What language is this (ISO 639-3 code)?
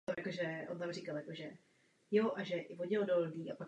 ces